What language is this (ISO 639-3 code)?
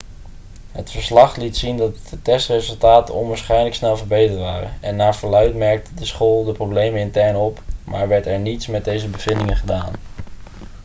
nld